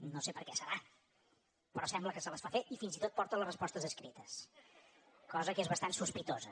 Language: Catalan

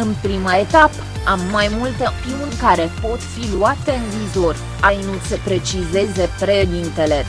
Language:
Romanian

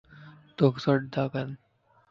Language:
Lasi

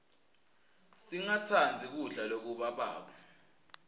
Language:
Swati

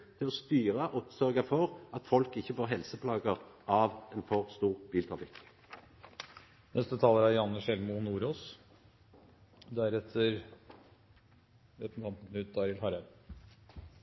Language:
Norwegian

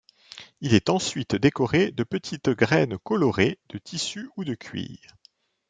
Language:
French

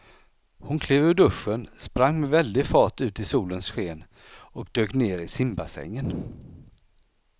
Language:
Swedish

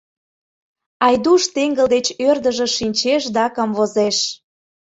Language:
Mari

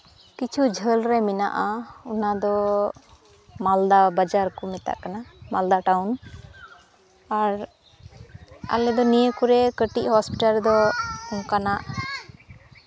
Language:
Santali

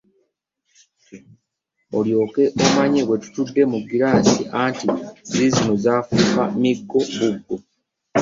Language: Ganda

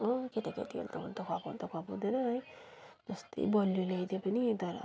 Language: Nepali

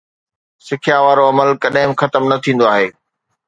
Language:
Sindhi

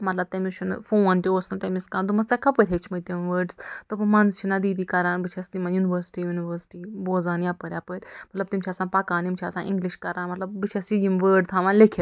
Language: Kashmiri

